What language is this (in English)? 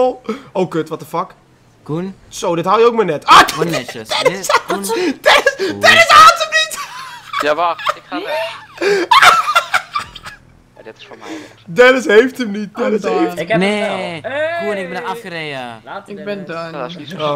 Dutch